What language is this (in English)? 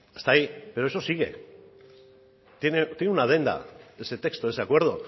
Spanish